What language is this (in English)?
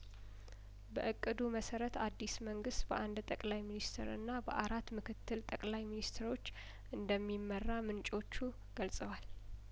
Amharic